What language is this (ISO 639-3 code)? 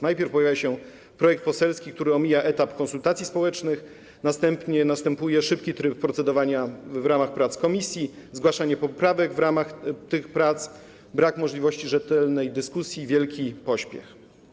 pol